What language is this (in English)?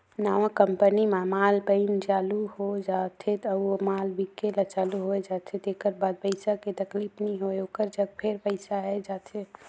Chhattisgarhi